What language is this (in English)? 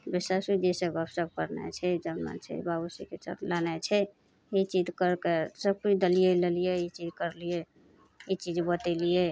Maithili